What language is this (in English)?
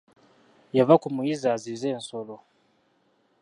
Ganda